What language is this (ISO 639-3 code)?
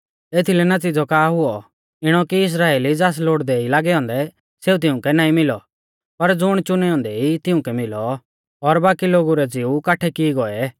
bfz